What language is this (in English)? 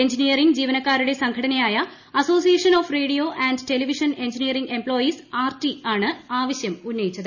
Malayalam